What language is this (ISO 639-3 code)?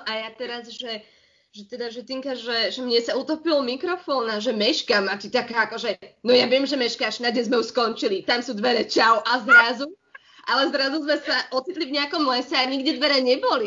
slk